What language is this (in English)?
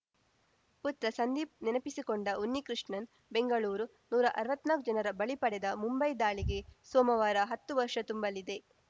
Kannada